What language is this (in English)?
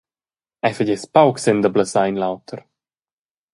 Romansh